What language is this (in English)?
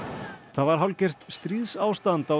Icelandic